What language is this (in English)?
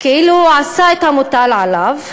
Hebrew